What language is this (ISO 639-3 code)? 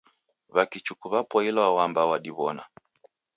dav